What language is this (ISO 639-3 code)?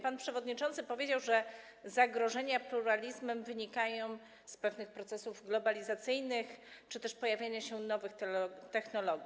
pol